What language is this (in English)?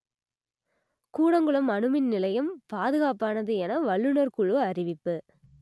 Tamil